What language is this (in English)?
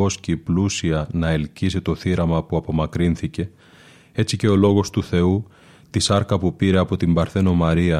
Greek